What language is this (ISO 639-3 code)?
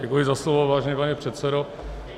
ces